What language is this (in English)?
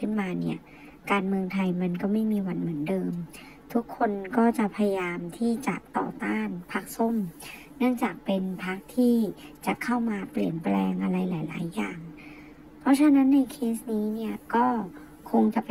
Thai